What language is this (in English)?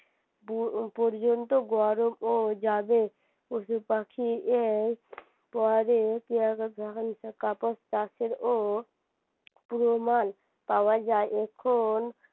Bangla